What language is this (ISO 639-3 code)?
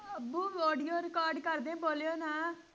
pan